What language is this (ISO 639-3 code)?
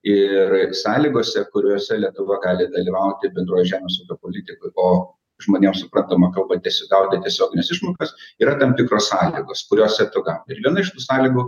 lit